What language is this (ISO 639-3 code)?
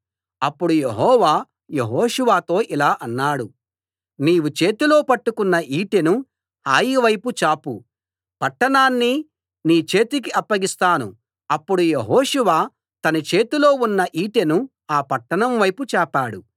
tel